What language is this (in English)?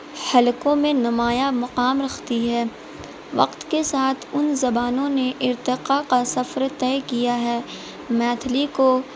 Urdu